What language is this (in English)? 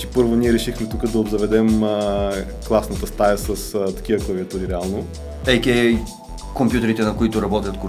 Bulgarian